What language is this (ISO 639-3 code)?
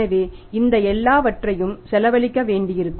tam